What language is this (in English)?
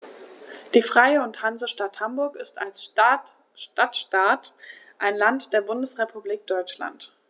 German